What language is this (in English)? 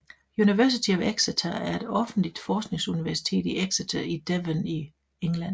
Danish